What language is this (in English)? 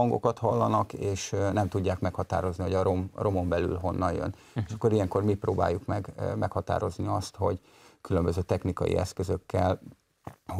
Hungarian